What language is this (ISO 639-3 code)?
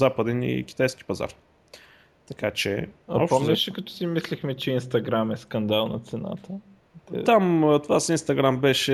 bul